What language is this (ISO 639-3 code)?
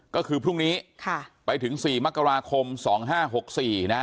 tha